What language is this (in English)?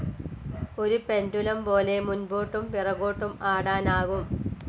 Malayalam